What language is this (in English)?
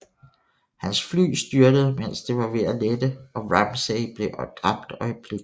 Danish